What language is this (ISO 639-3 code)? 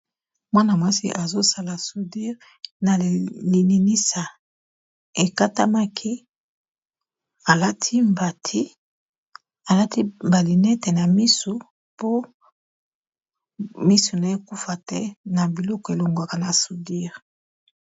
lin